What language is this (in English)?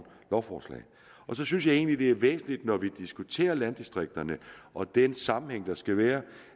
Danish